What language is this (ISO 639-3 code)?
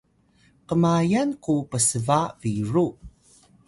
tay